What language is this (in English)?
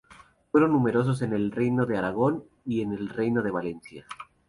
Spanish